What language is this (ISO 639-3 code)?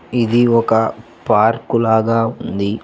tel